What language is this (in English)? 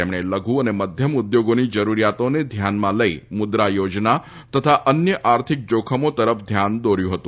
Gujarati